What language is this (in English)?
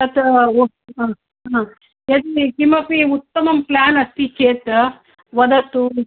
Sanskrit